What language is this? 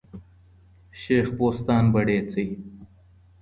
Pashto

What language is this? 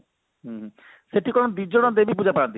Odia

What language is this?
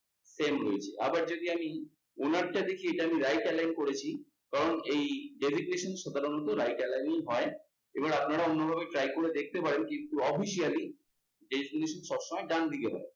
Bangla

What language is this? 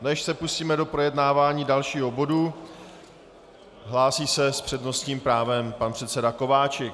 Czech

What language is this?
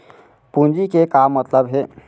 Chhattisgarhi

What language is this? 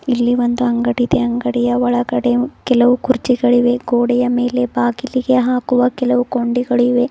Kannada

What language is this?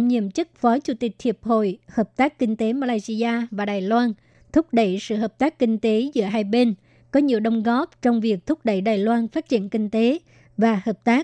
Vietnamese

